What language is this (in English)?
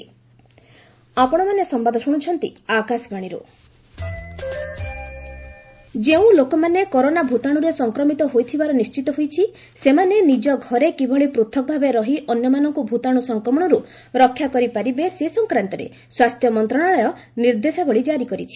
Odia